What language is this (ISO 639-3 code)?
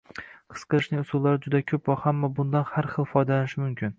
uzb